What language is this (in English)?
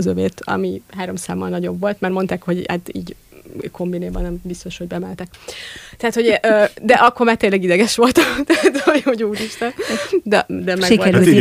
Hungarian